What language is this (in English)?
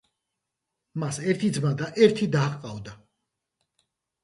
Georgian